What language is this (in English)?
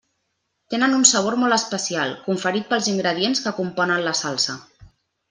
Catalan